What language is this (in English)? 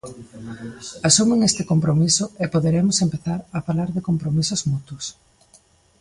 Galician